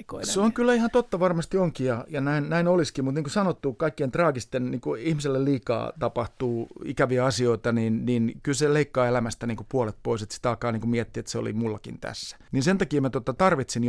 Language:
Finnish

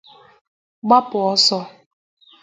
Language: Igbo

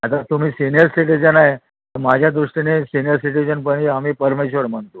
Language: Marathi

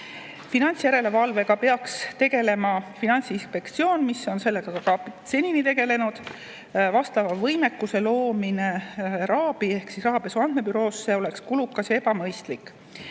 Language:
Estonian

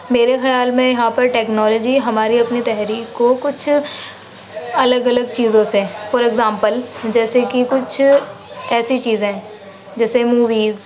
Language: Urdu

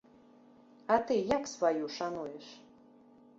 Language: Belarusian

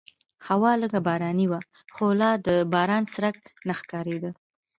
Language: Pashto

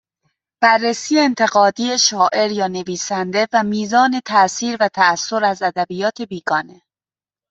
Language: Persian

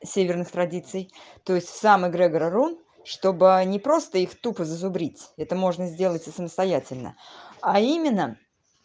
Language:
Russian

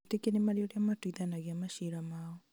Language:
Kikuyu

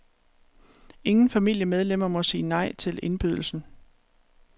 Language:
Danish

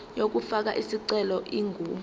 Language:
Zulu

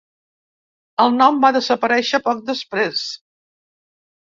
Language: Catalan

